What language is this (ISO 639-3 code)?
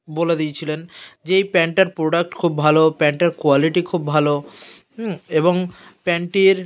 ben